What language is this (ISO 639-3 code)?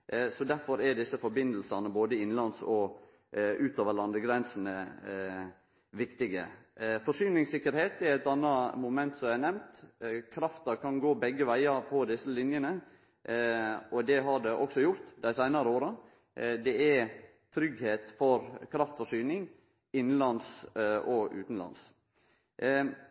nno